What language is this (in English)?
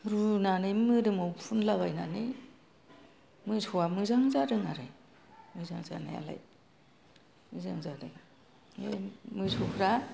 Bodo